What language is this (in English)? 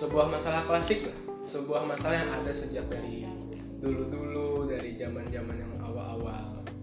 Indonesian